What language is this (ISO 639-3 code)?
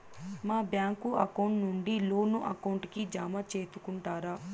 tel